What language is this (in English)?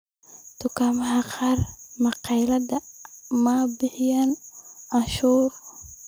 Somali